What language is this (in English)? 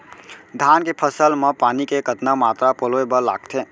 Chhattisgarhi